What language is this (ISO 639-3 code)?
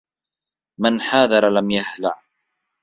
ara